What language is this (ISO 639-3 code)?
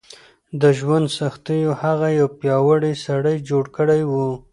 pus